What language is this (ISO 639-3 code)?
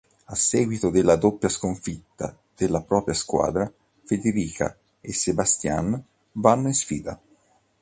ita